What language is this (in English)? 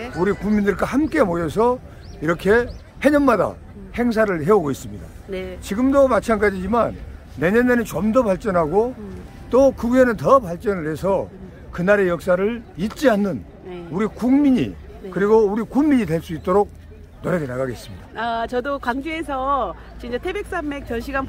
Korean